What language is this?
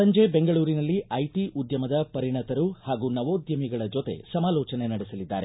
Kannada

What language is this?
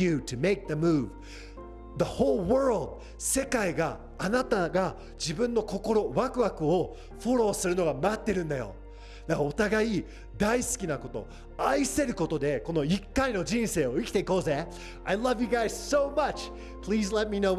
Japanese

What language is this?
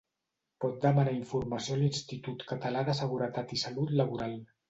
Catalan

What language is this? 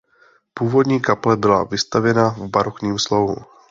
Czech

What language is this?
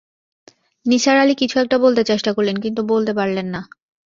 Bangla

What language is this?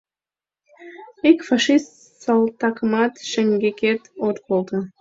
Mari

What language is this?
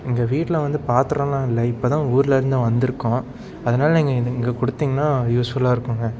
Tamil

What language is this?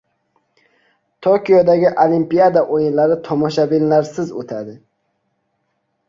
Uzbek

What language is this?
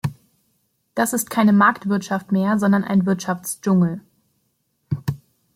German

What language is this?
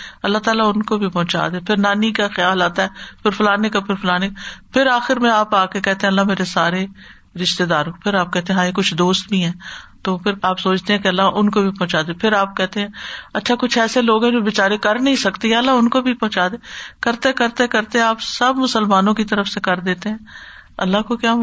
Urdu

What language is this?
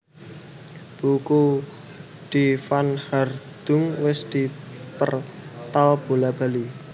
Javanese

